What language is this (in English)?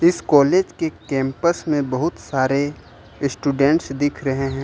Hindi